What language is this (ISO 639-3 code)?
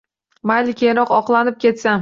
uzb